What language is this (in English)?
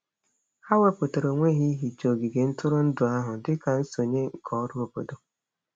Igbo